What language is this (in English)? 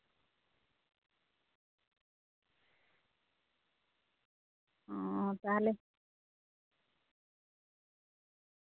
Santali